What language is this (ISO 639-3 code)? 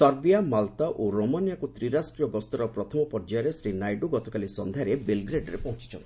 ori